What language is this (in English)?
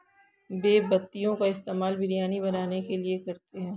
Hindi